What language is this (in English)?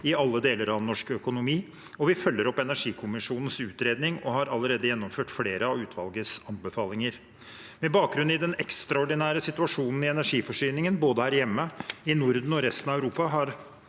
Norwegian